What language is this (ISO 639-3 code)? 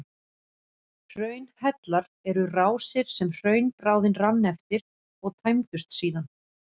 isl